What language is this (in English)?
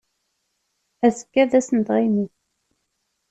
Kabyle